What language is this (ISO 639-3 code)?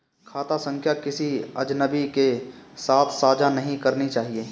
hin